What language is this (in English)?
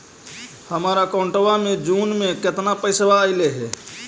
Magahi